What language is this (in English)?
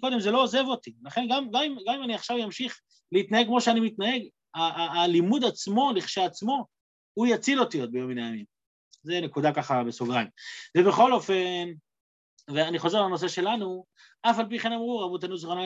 Hebrew